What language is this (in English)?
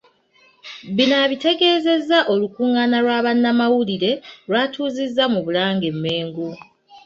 Ganda